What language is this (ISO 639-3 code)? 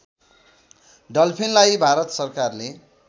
nep